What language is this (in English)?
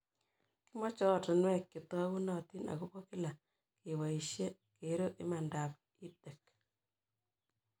Kalenjin